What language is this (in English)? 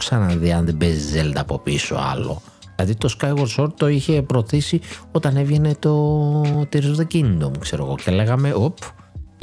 Greek